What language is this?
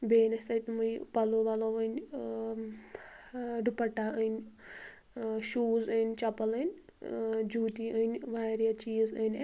Kashmiri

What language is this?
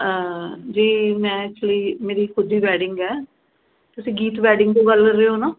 Punjabi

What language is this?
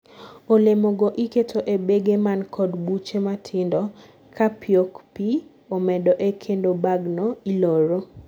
Luo (Kenya and Tanzania)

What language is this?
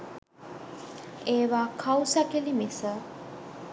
Sinhala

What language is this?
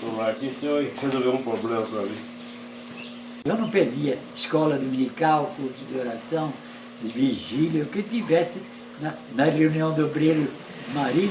Portuguese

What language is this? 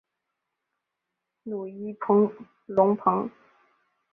Chinese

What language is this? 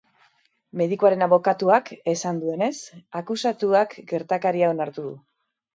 Basque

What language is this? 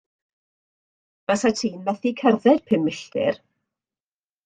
Welsh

